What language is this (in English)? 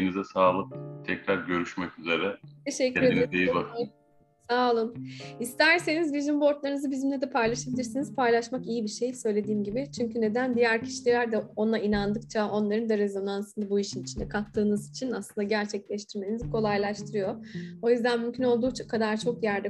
Turkish